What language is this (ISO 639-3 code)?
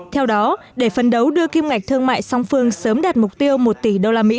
vie